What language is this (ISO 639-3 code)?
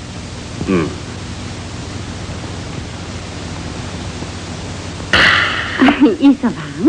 kor